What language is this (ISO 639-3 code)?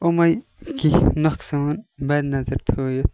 kas